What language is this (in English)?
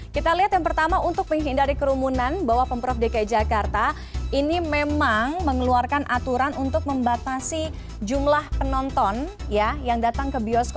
Indonesian